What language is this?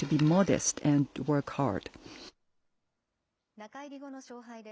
Japanese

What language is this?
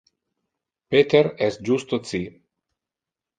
Interlingua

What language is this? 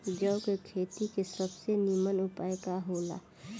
Bhojpuri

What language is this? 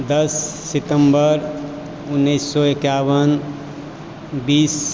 Maithili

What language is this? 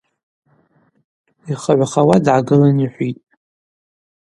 Abaza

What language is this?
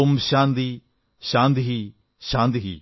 Malayalam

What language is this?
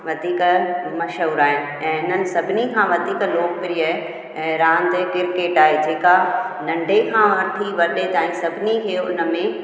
Sindhi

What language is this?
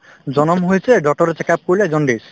Assamese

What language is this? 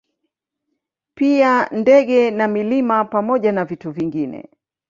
Swahili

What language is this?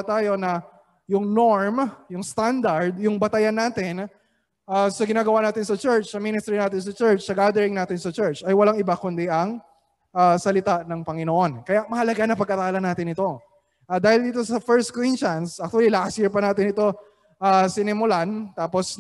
Filipino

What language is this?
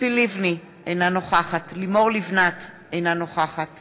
Hebrew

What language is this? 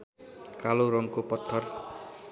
Nepali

